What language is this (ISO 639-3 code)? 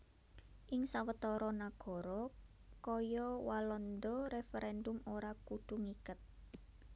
jav